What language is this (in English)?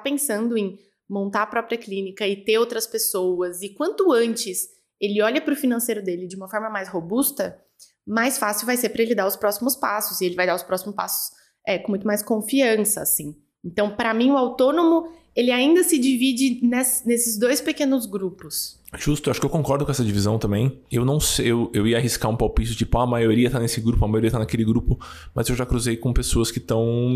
Portuguese